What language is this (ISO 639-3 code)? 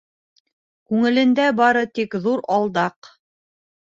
bak